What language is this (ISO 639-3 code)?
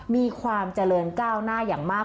tha